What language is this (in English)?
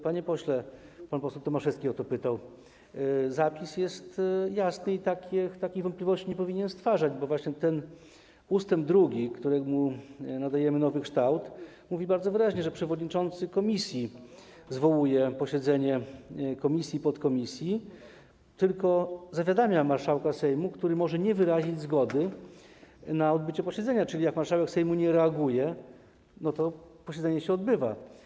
Polish